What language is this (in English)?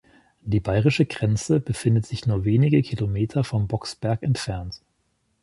German